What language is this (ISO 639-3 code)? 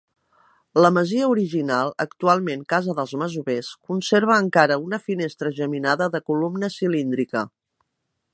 cat